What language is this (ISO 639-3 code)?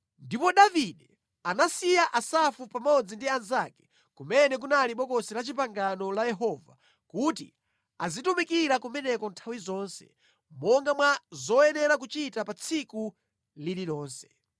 nya